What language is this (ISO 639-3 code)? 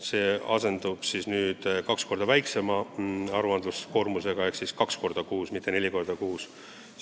est